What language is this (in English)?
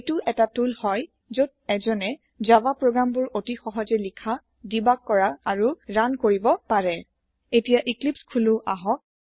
Assamese